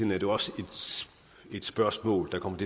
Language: Danish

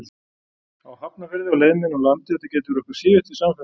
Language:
Icelandic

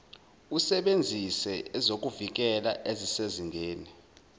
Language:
Zulu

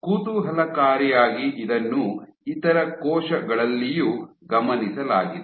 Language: Kannada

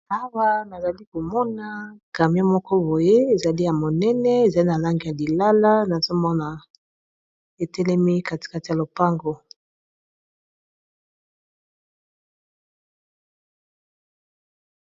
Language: Lingala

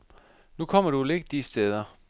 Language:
Danish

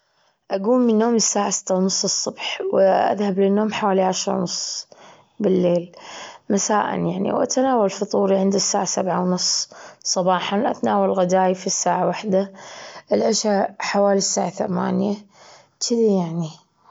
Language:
Gulf Arabic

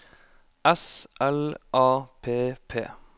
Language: Norwegian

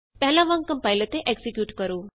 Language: Punjabi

